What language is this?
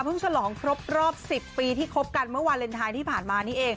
Thai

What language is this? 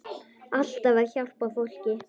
Icelandic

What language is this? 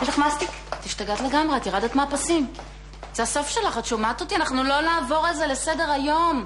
Hebrew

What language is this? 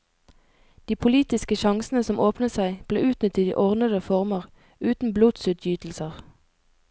Norwegian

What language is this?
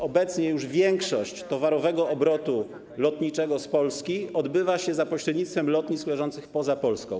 Polish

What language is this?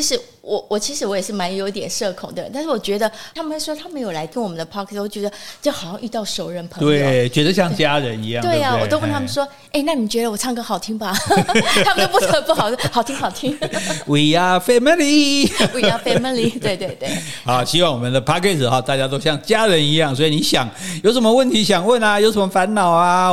Chinese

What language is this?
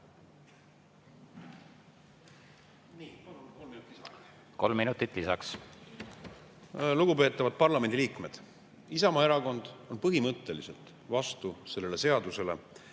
Estonian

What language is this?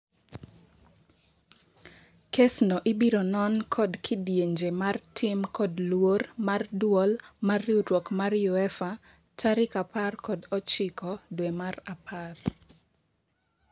Luo (Kenya and Tanzania)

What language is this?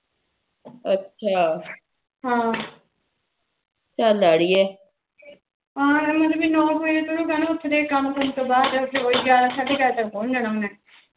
Punjabi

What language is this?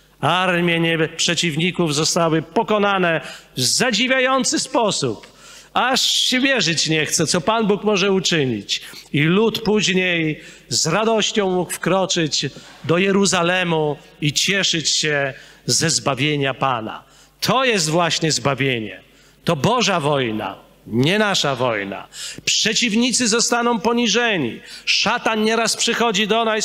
Polish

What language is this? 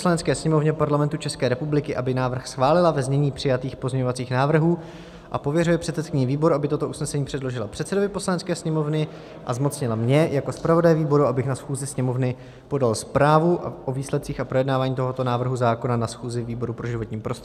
Czech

